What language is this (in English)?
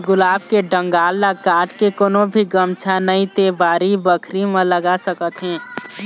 Chhattisgarhi